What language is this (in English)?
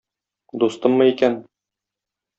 Tatar